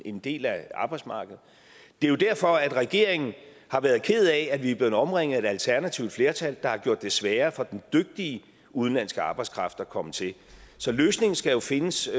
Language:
Danish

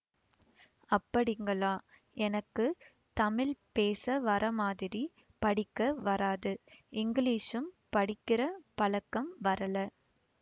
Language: Tamil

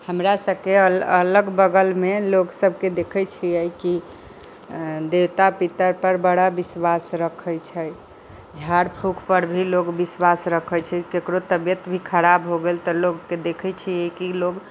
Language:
Maithili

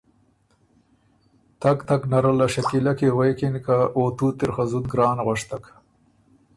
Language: Ormuri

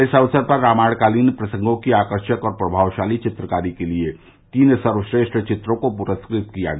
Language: Hindi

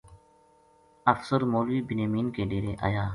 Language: Gujari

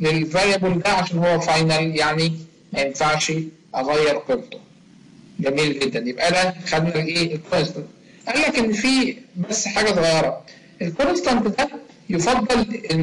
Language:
Arabic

